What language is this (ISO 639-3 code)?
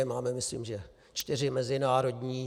ces